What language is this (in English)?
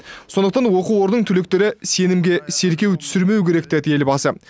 Kazakh